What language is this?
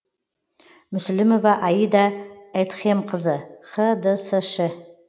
Kazakh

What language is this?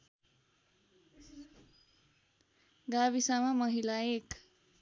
Nepali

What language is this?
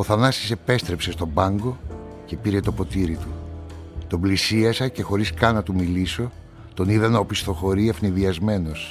Greek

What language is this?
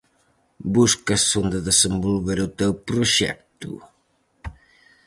Galician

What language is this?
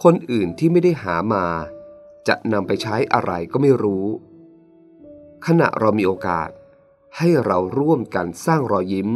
Thai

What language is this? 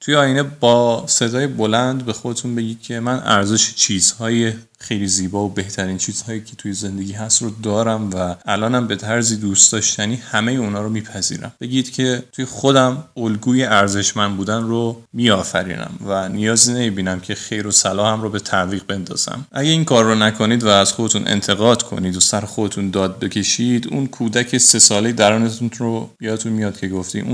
Persian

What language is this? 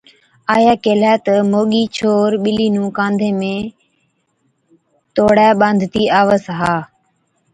Od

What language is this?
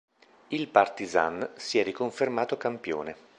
Italian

